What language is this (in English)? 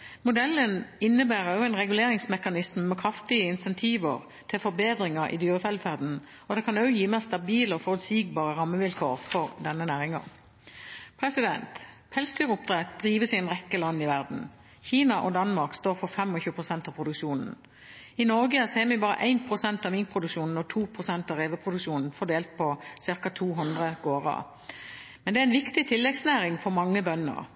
Norwegian Bokmål